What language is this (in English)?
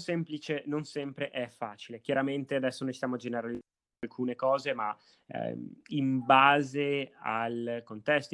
Italian